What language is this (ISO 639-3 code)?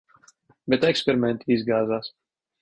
lav